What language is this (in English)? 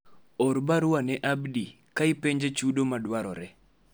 Luo (Kenya and Tanzania)